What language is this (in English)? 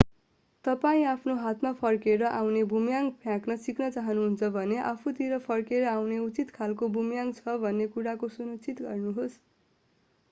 Nepali